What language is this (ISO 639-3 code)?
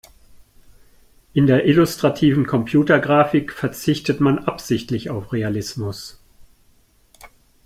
deu